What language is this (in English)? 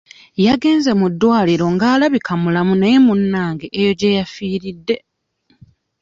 Ganda